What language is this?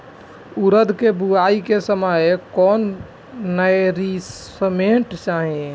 Bhojpuri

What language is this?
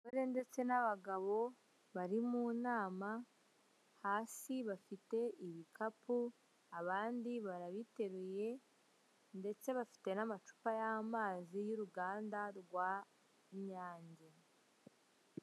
Kinyarwanda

